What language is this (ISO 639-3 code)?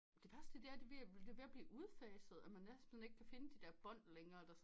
dan